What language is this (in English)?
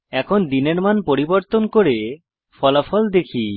Bangla